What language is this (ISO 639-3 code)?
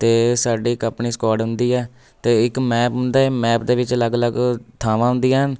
pan